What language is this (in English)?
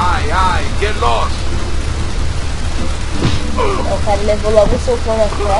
Portuguese